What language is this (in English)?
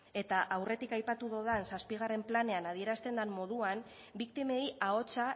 Basque